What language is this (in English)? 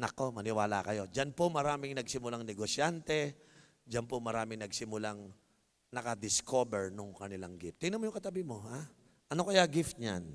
Filipino